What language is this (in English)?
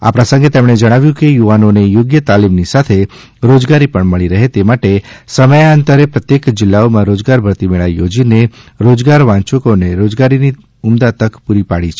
Gujarati